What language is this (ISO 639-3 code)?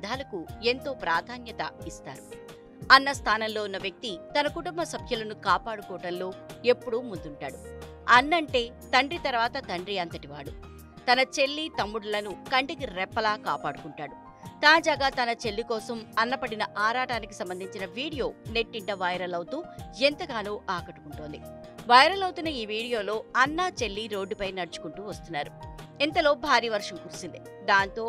tel